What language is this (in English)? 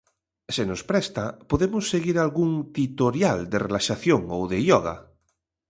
Galician